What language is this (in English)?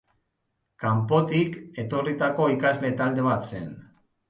Basque